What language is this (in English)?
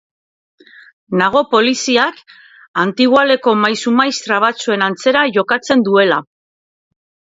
Basque